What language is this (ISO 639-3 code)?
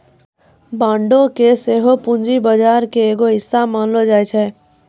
mai